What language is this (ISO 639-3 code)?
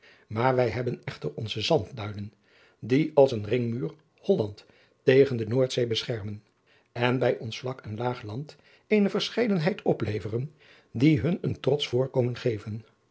nld